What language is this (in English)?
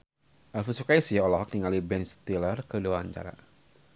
Sundanese